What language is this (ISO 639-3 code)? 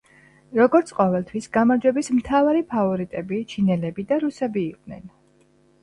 kat